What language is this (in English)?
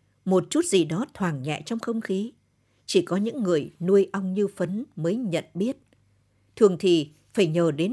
Vietnamese